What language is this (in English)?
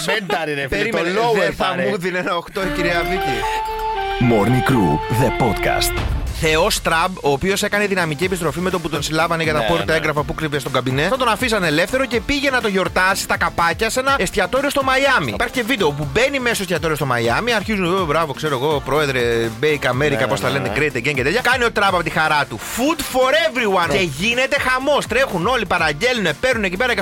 Greek